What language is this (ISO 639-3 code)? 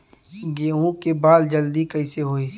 bho